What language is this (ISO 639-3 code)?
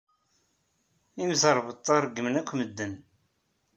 kab